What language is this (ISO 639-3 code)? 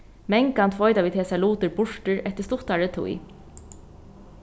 fao